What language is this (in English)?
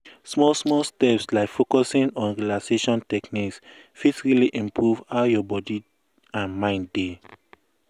Nigerian Pidgin